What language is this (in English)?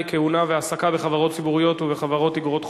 Hebrew